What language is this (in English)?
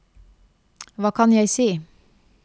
Norwegian